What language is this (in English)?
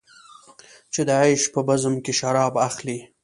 Pashto